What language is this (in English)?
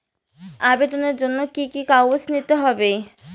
Bangla